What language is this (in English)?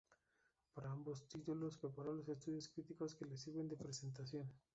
Spanish